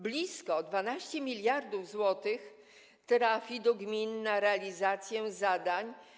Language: Polish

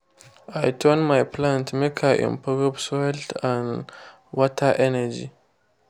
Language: Nigerian Pidgin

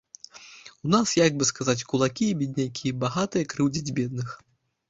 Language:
Belarusian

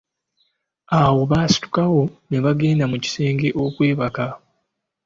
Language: Ganda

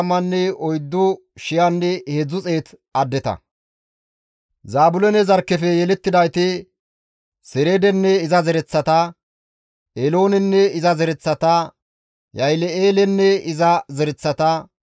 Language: Gamo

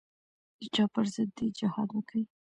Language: Pashto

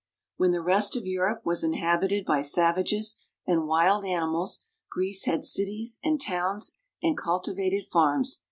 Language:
English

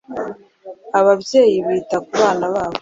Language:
Kinyarwanda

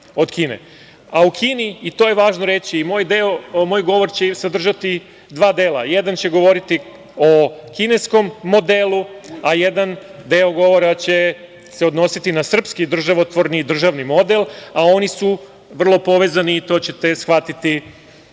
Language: Serbian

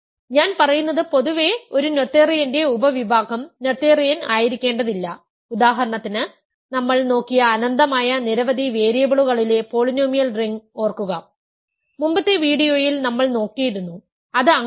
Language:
Malayalam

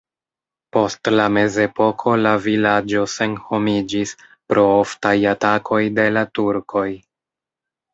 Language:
Esperanto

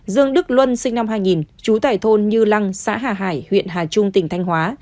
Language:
Vietnamese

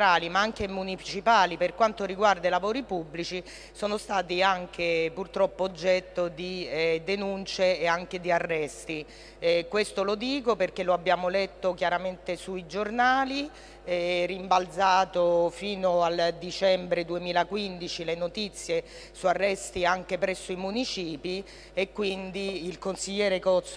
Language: Italian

